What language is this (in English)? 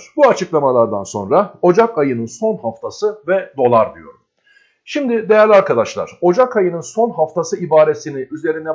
Turkish